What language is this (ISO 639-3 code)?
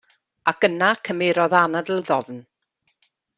cym